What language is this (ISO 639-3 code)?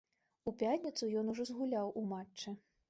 bel